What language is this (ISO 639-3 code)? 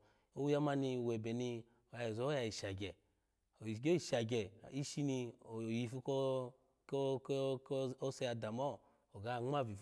ala